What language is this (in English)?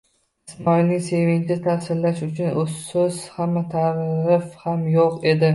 Uzbek